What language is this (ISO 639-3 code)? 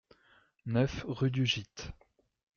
fra